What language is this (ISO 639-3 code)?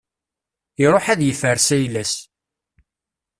kab